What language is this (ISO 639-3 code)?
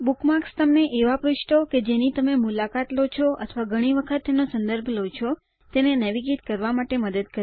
guj